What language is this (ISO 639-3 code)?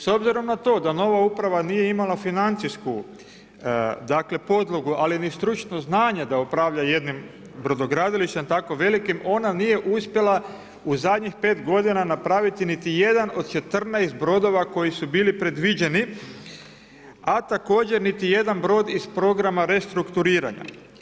hrv